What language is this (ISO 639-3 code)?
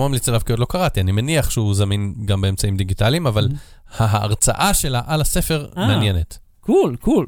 heb